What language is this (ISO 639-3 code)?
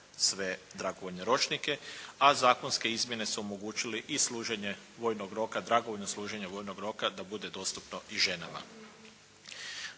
hrv